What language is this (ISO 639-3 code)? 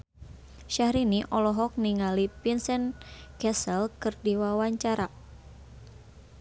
sun